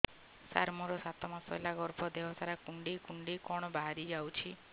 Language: Odia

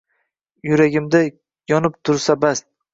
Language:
Uzbek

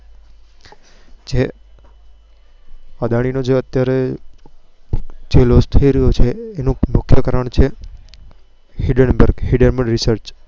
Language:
Gujarati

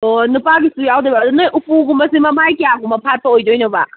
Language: Manipuri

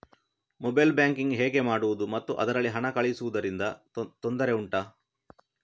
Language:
Kannada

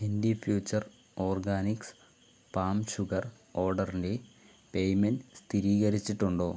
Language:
Malayalam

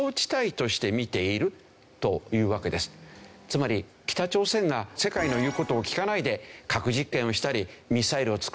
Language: Japanese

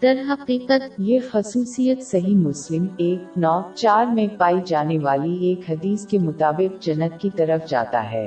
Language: Urdu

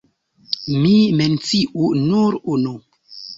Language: Esperanto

